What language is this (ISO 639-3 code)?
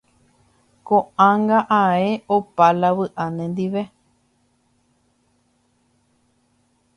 grn